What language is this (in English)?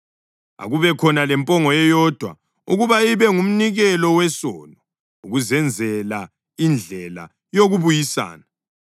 North Ndebele